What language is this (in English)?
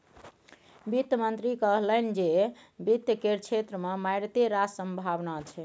Maithili